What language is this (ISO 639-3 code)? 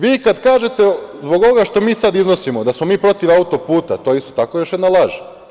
srp